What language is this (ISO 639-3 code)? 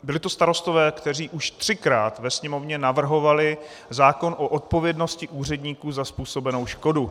ces